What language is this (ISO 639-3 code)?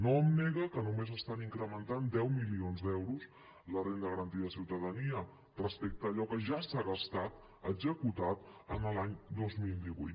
cat